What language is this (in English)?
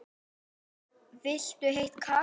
Icelandic